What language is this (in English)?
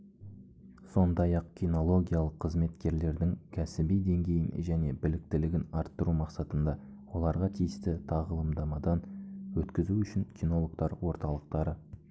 Kazakh